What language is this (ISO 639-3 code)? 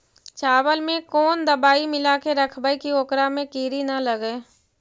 mag